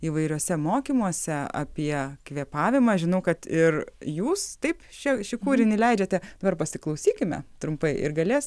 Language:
Lithuanian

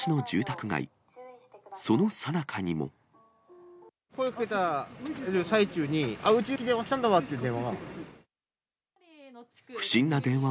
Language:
Japanese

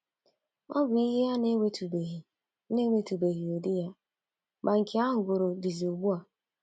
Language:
Igbo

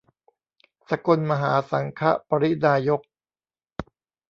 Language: Thai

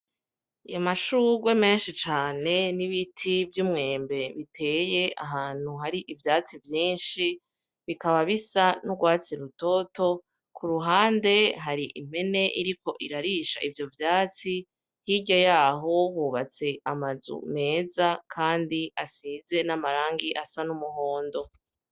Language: Rundi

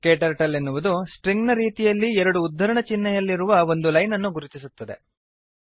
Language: Kannada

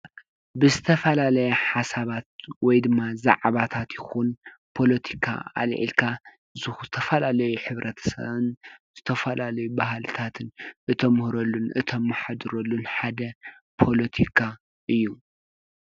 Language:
Tigrinya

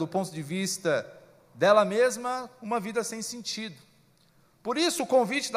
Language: Portuguese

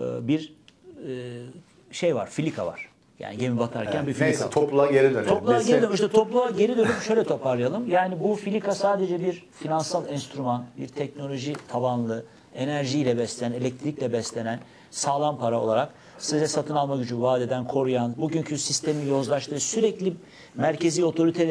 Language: Turkish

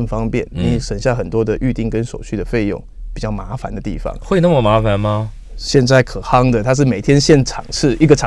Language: Chinese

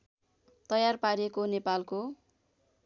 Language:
Nepali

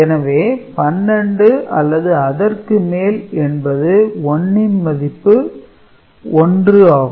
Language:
Tamil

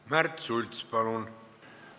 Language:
Estonian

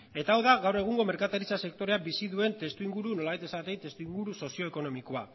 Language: Basque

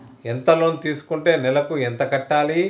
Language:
Telugu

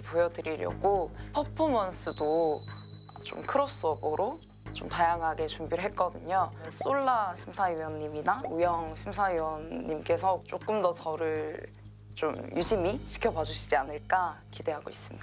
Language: Korean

